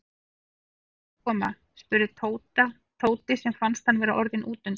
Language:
Icelandic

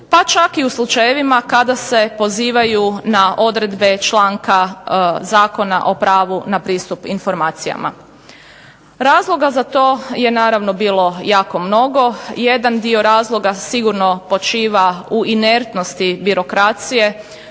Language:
Croatian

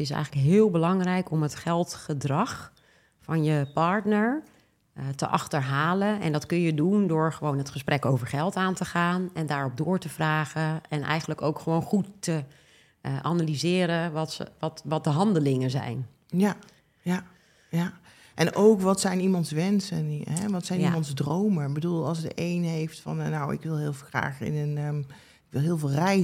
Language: Dutch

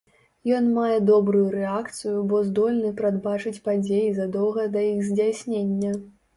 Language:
Belarusian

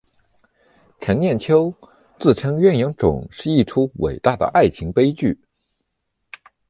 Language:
Chinese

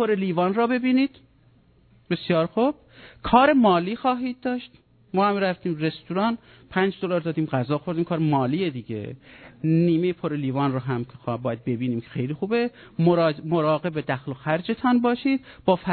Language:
Persian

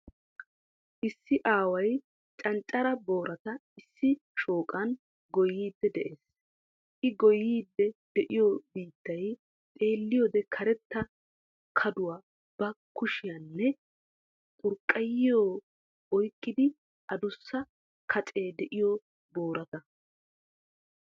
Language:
Wolaytta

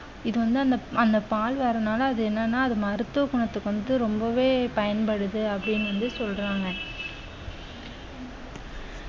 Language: Tamil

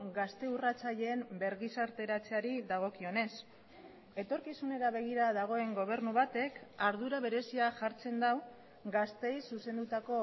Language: Basque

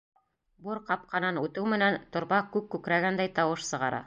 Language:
Bashkir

